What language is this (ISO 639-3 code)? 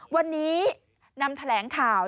tha